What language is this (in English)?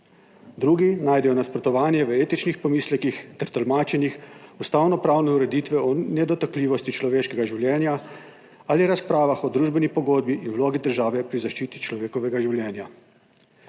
Slovenian